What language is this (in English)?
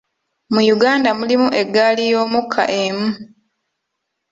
Ganda